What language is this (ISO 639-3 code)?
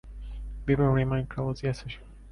eng